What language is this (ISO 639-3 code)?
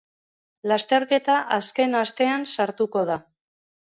eus